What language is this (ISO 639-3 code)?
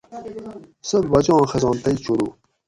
gwc